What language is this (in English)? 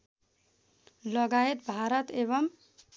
Nepali